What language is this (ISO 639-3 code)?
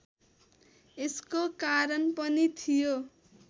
nep